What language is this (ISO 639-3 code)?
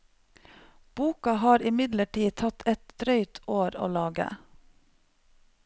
nor